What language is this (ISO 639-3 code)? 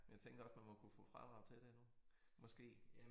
dan